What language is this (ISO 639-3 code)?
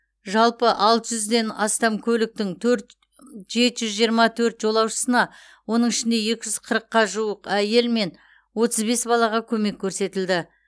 kaz